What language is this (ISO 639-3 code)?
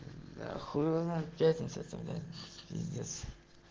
rus